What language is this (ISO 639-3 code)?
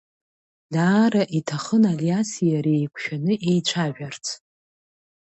abk